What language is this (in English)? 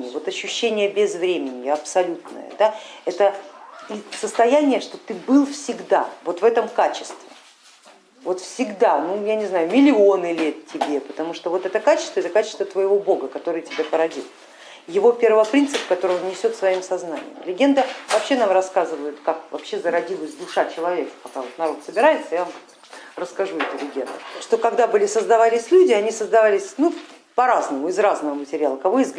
Russian